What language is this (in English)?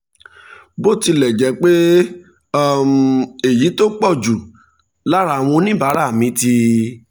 Yoruba